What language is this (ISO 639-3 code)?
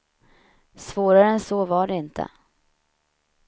swe